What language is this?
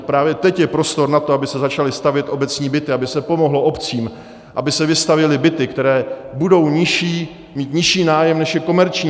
Czech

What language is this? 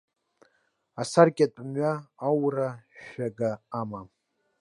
Abkhazian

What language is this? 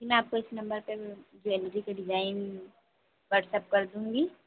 Hindi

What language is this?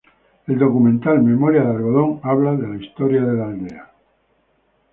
Spanish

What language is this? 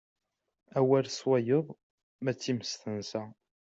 Kabyle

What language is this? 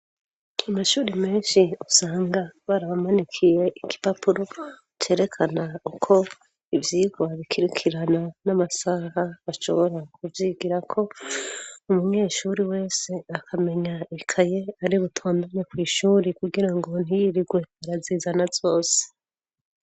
Rundi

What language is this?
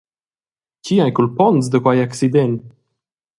Romansh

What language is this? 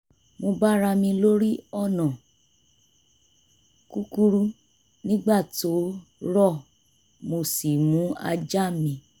Yoruba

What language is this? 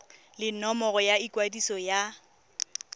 Tswana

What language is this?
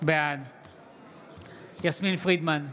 Hebrew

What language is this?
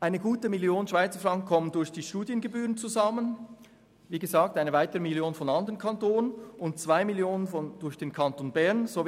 Swiss German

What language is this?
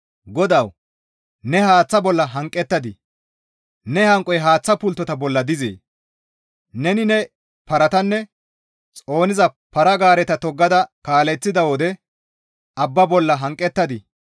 Gamo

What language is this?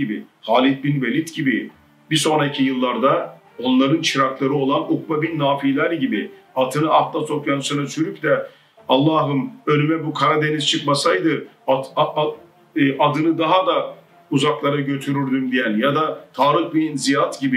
Turkish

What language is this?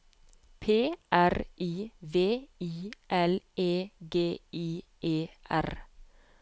Norwegian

